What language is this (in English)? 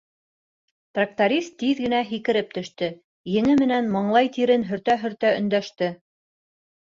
Bashkir